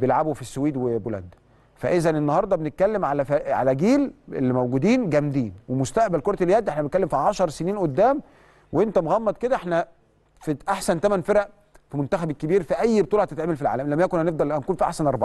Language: Arabic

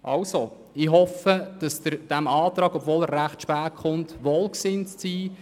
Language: Swiss German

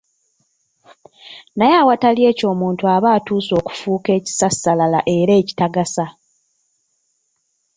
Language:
Ganda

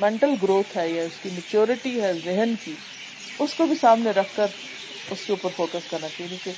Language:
Urdu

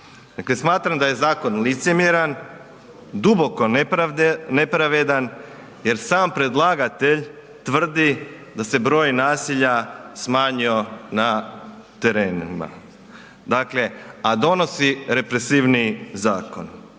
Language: Croatian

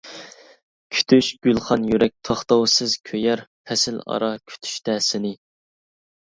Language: Uyghur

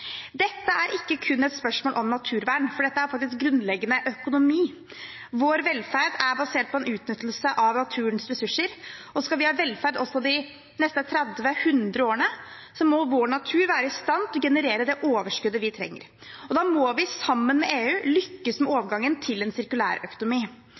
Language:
Norwegian Bokmål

